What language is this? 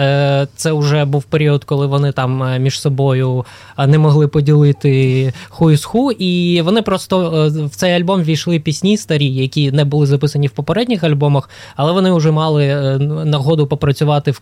Ukrainian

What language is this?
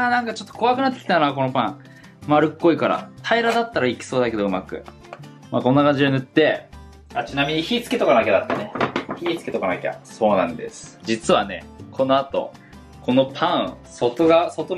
Japanese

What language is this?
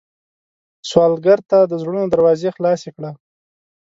Pashto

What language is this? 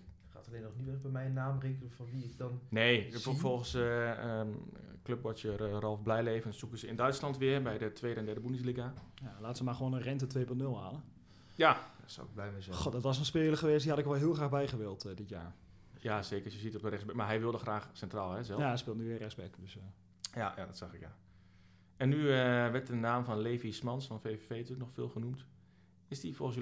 Dutch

